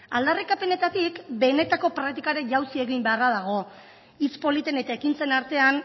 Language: Basque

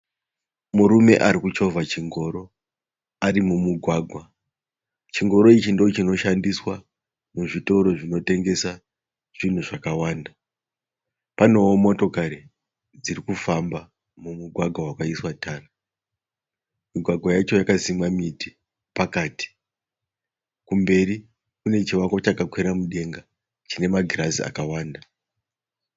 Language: Shona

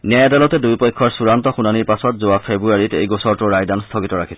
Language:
Assamese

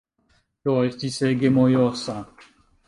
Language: Esperanto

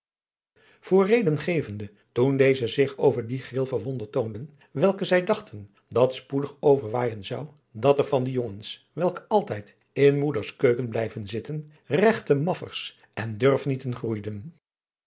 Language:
Dutch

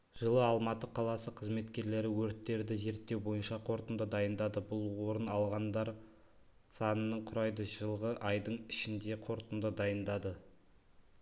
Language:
Kazakh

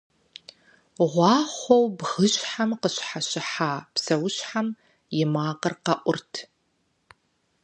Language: Kabardian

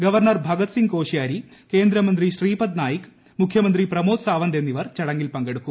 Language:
Malayalam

